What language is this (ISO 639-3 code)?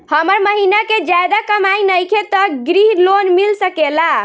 bho